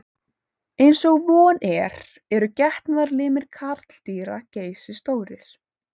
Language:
Icelandic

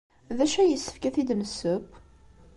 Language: Kabyle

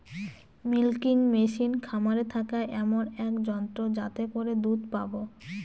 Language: Bangla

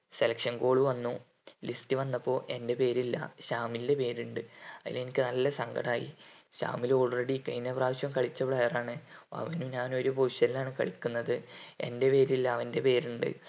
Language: Malayalam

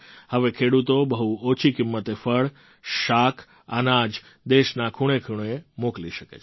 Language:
Gujarati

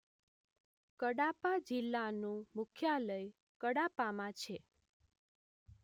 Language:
Gujarati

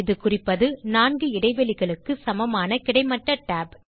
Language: Tamil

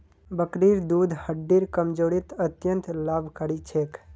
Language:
Magahi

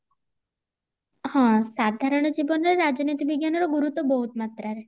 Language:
Odia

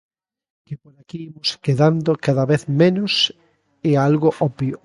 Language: Galician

